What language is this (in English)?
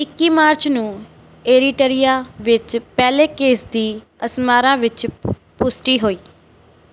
Punjabi